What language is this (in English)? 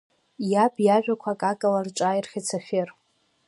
Abkhazian